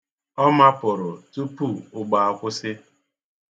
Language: Igbo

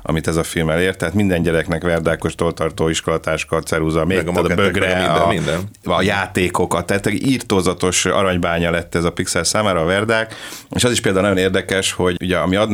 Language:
Hungarian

